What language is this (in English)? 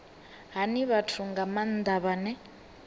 Venda